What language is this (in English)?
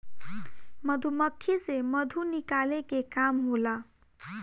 Bhojpuri